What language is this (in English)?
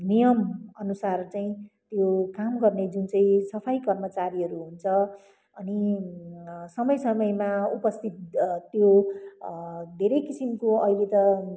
Nepali